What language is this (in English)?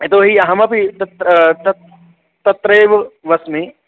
Sanskrit